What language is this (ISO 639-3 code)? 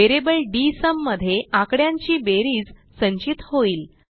mar